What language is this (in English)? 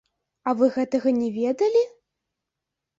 Belarusian